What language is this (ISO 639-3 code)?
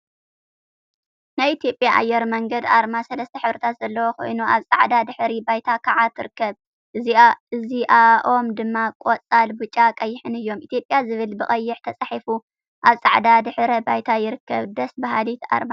tir